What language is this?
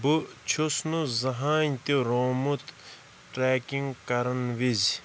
Kashmiri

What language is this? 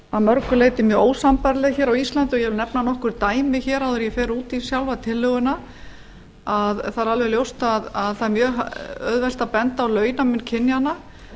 Icelandic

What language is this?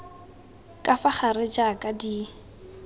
Tswana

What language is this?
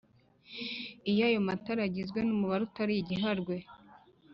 Kinyarwanda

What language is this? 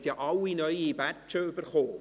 Swiss German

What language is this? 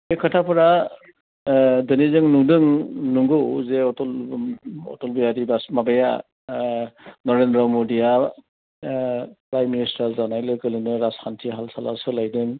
Bodo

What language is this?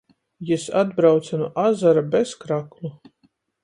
Latgalian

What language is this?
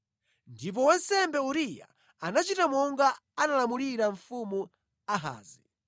Nyanja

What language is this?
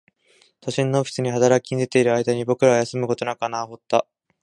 Japanese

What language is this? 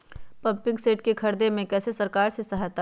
Magahi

